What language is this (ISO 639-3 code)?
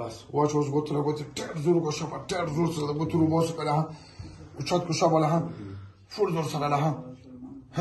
ara